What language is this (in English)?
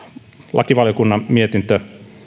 Finnish